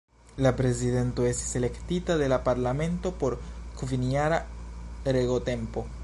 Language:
Esperanto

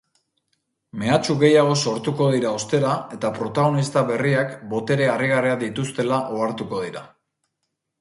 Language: Basque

